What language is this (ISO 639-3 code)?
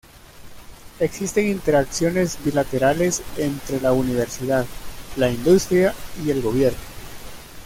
spa